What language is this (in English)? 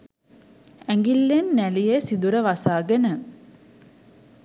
Sinhala